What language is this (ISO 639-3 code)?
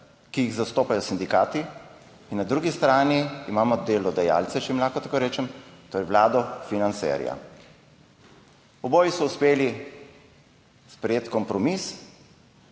slv